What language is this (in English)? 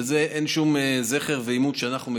Hebrew